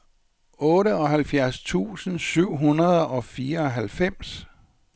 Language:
Danish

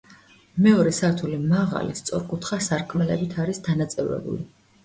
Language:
Georgian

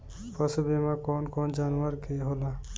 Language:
Bhojpuri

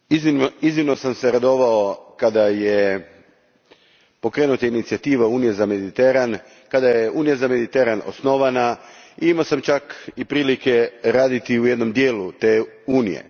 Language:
Croatian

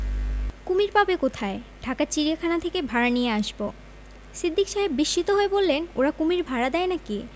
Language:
Bangla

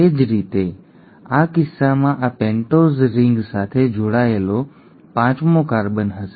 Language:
Gujarati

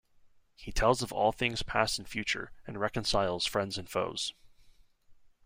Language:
English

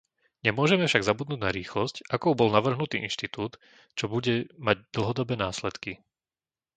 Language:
Slovak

